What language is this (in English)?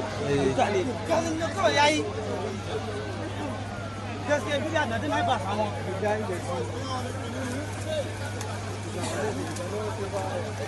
English